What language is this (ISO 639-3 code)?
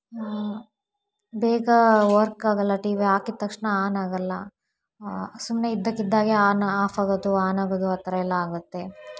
kan